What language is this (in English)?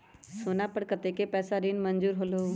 Magahi